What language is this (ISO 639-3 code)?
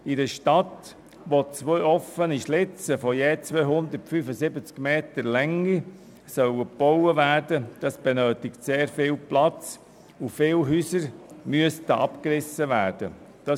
gsw